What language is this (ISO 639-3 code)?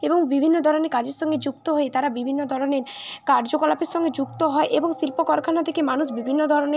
ben